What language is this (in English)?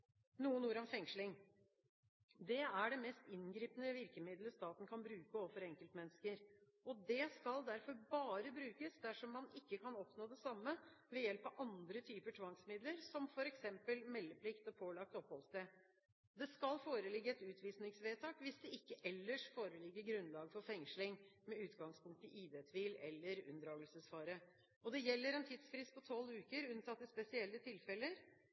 Norwegian Bokmål